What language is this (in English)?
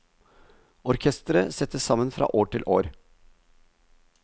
Norwegian